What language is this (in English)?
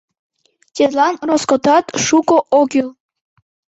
Mari